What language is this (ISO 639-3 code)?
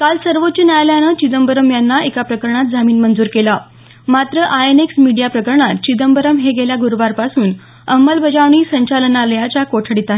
mar